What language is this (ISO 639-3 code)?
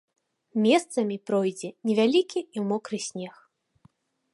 bel